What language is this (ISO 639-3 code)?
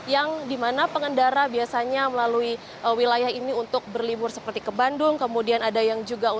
ind